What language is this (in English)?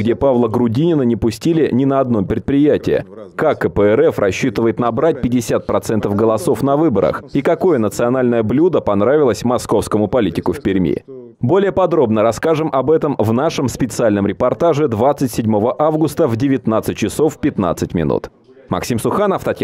Russian